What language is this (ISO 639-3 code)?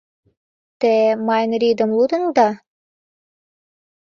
chm